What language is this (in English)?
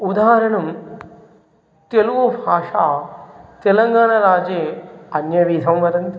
Sanskrit